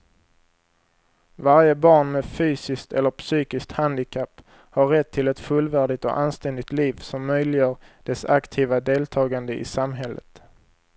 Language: Swedish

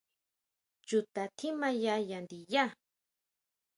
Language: Huautla Mazatec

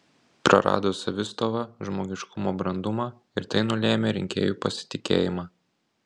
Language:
Lithuanian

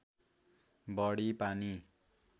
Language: Nepali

